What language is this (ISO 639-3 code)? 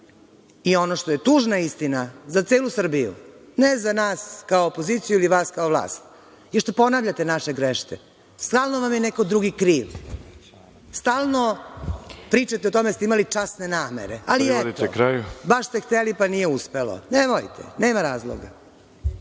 srp